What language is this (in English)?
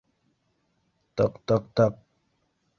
Bashkir